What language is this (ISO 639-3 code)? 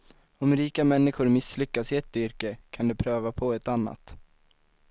swe